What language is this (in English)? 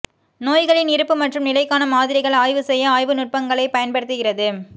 Tamil